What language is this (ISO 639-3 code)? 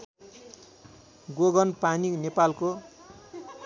nep